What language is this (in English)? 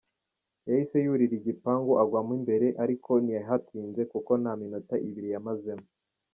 Kinyarwanda